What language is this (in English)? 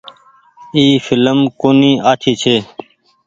Goaria